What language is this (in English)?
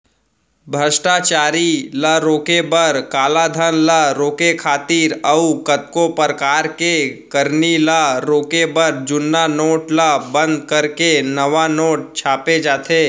Chhattisgarhi